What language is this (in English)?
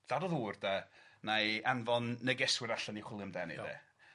Welsh